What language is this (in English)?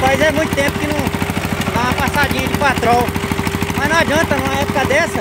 Portuguese